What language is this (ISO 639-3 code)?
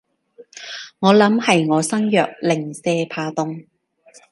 yue